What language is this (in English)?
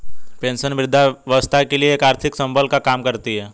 Hindi